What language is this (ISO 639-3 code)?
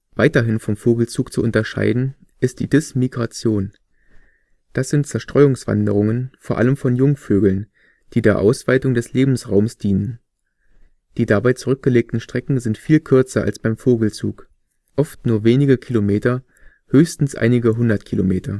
deu